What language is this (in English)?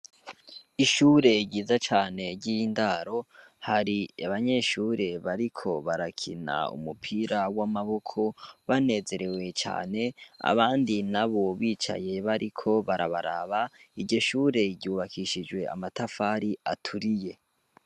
Rundi